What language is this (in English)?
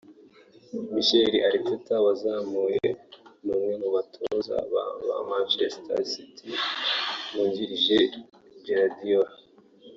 Kinyarwanda